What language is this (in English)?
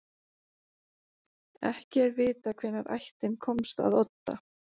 Icelandic